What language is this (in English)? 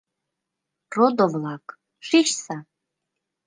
Mari